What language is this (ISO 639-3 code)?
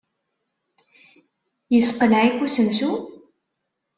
kab